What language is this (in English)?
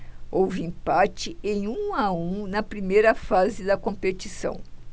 Portuguese